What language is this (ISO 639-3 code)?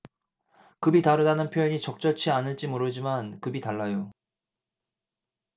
kor